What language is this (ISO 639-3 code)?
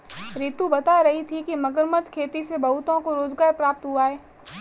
hin